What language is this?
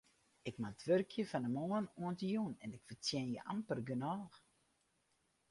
Western Frisian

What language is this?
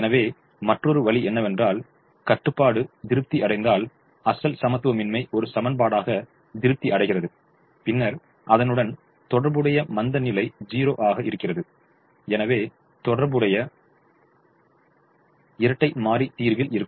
Tamil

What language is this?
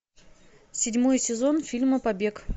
Russian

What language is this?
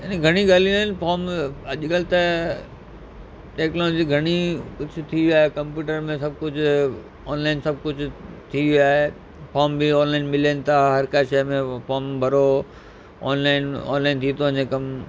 Sindhi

